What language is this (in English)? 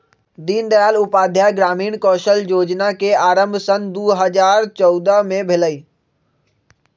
Magahi